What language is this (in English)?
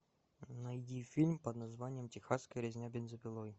Russian